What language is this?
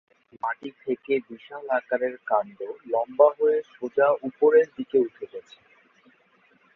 Bangla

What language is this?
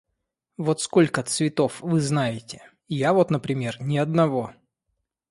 Russian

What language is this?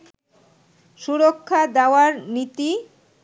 Bangla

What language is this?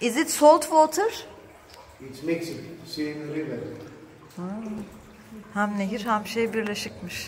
Turkish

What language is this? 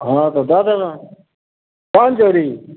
Maithili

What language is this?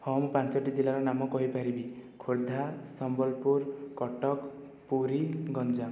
Odia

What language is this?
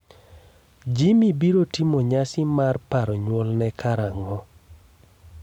Luo (Kenya and Tanzania)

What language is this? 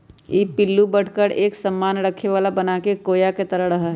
Magahi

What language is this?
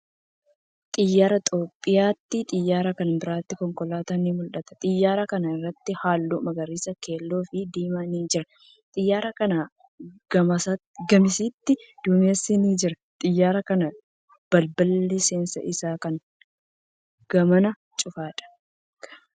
Oromo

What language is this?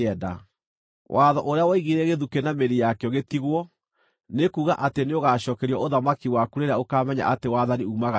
Kikuyu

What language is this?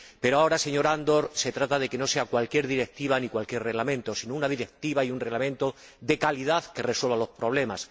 Spanish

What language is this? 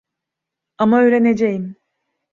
Turkish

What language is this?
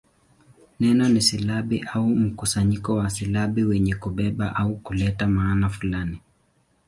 Swahili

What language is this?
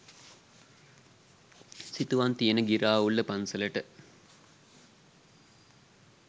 Sinhala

